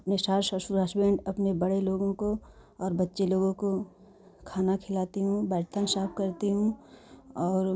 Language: Hindi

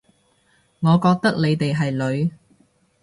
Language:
Cantonese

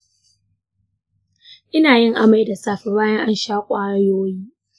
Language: Hausa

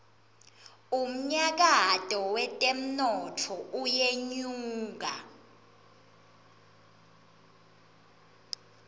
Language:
Swati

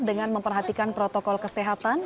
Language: Indonesian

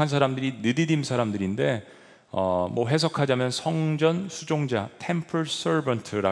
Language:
Korean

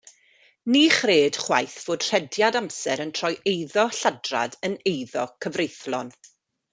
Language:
Welsh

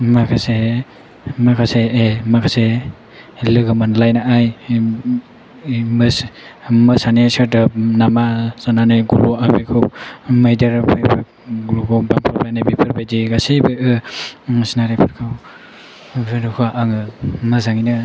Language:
Bodo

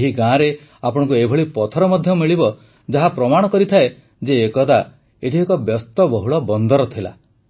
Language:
Odia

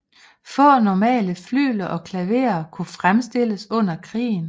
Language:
Danish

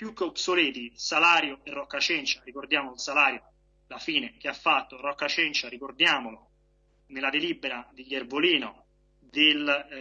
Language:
Italian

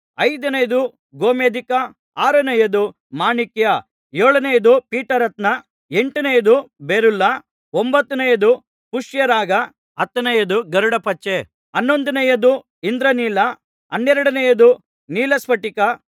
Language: Kannada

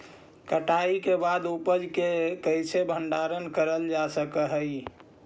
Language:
Magahi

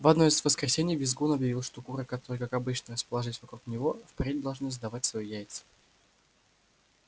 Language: Russian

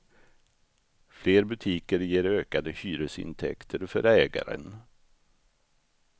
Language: Swedish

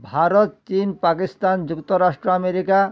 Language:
Odia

